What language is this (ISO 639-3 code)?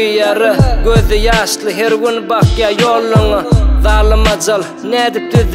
tur